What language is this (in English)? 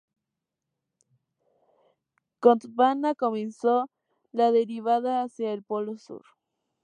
Spanish